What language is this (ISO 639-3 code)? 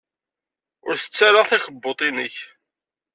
kab